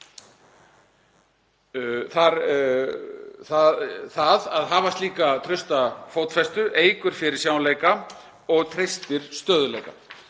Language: Icelandic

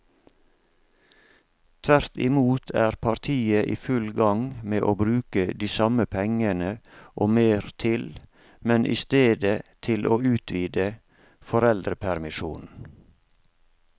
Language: Norwegian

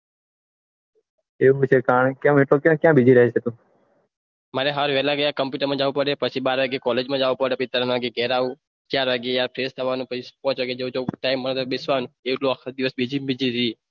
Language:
Gujarati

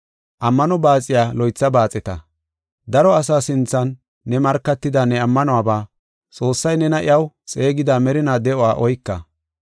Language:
Gofa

